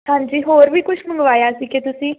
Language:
Punjabi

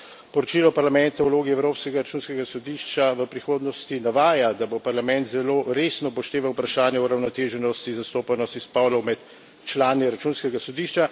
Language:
Slovenian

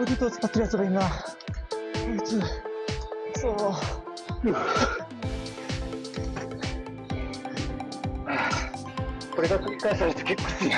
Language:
Japanese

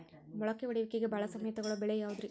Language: Kannada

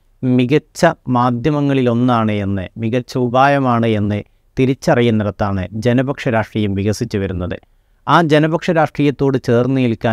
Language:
Malayalam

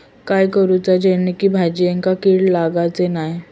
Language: Marathi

